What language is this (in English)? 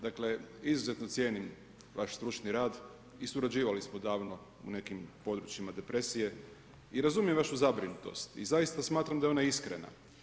Croatian